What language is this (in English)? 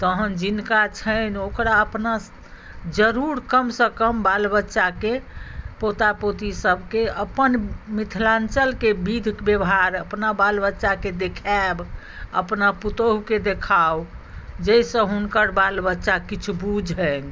Maithili